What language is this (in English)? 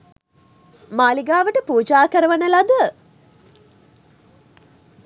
Sinhala